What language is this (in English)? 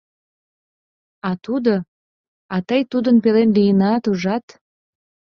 Mari